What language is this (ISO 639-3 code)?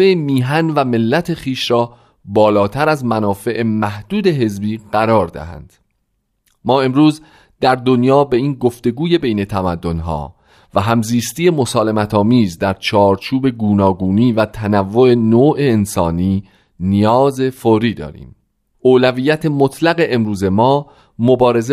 fas